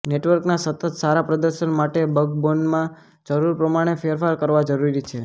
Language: Gujarati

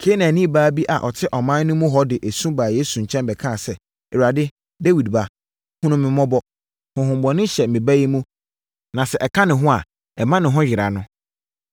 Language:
Akan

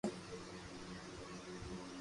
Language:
Loarki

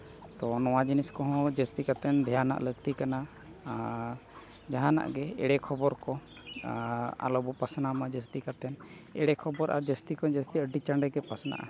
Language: Santali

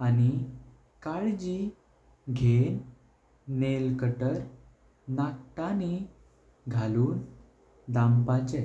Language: Konkani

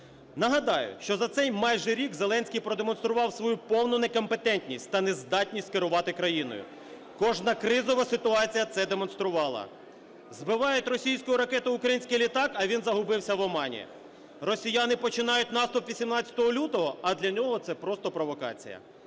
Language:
Ukrainian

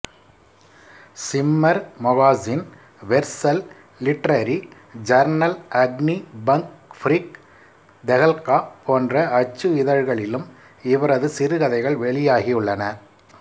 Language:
Tamil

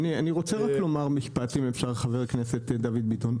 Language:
Hebrew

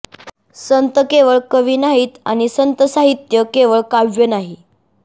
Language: Marathi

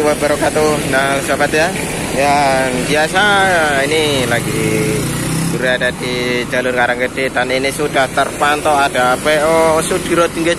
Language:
Indonesian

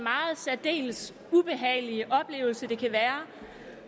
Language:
Danish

